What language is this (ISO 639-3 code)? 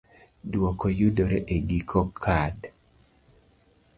luo